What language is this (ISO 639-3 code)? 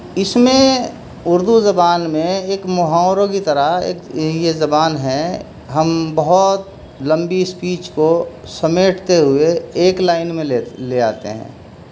urd